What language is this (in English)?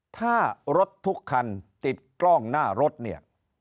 Thai